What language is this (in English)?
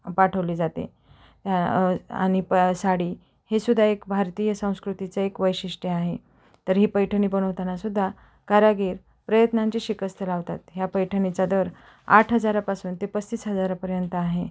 Marathi